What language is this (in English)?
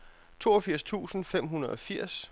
Danish